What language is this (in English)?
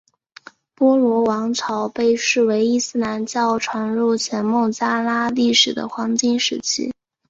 Chinese